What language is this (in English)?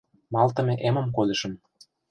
Mari